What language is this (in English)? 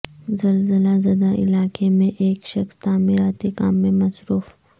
Urdu